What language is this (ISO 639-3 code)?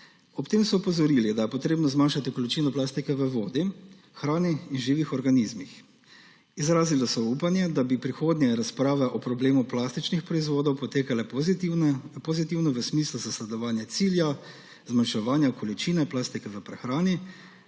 slv